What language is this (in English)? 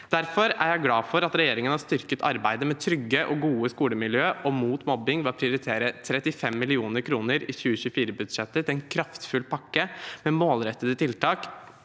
Norwegian